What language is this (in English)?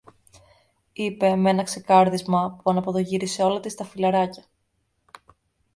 Greek